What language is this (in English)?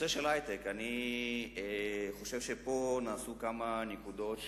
Hebrew